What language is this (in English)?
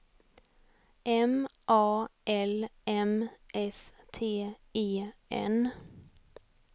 Swedish